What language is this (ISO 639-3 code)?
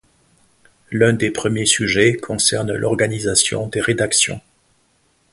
fra